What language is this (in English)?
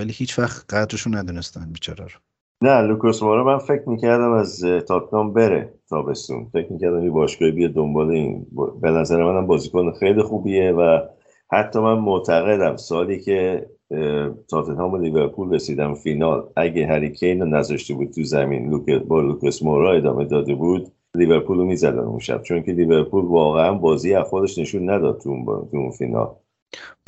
Persian